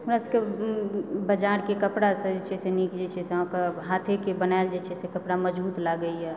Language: Maithili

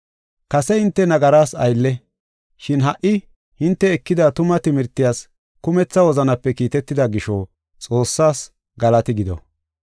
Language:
Gofa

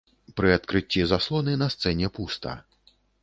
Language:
Belarusian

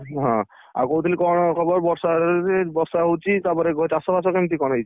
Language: Odia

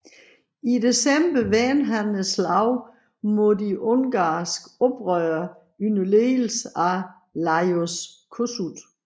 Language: Danish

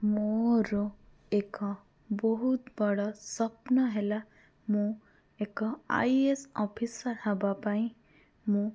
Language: Odia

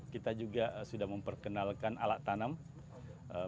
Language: Indonesian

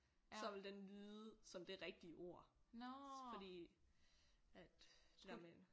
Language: Danish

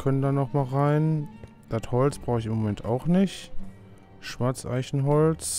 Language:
German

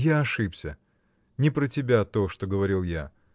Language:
Russian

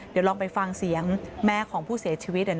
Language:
Thai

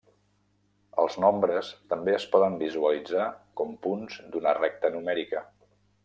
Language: Catalan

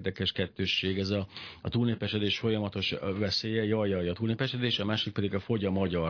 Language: Hungarian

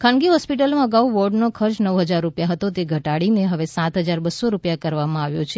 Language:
Gujarati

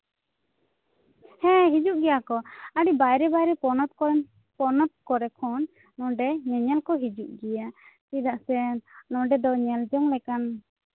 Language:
Santali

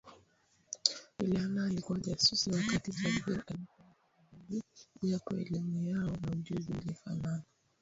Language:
Swahili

